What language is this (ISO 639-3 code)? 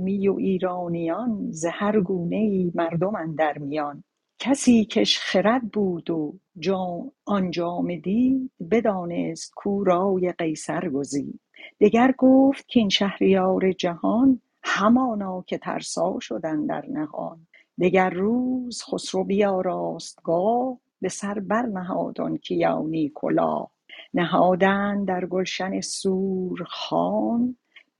fas